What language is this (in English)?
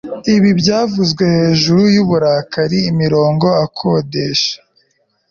Kinyarwanda